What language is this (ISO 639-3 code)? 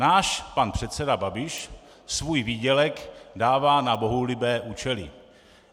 ces